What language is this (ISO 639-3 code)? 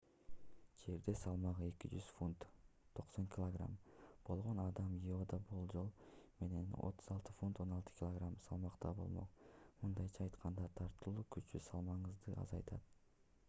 kir